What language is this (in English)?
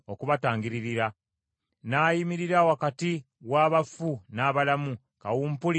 Ganda